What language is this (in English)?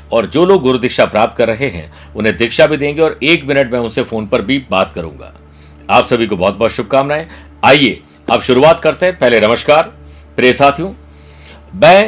Hindi